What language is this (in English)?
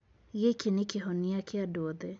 Kikuyu